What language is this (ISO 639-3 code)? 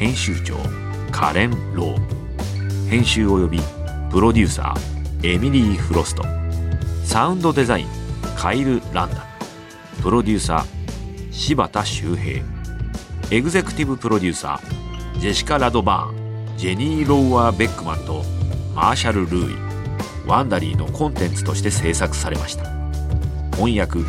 jpn